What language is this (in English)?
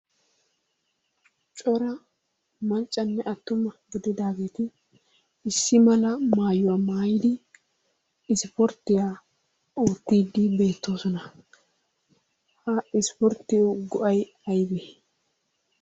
Wolaytta